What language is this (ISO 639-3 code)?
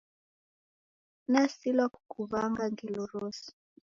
dav